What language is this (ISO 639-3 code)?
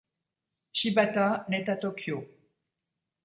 fra